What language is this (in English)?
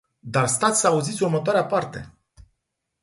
Romanian